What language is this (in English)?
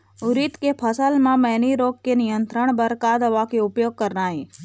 Chhattisgarhi